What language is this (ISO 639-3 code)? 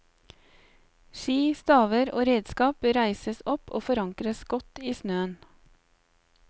nor